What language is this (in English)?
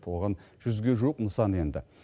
Kazakh